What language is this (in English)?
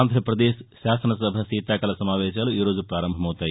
Telugu